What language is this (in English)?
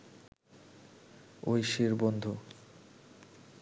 Bangla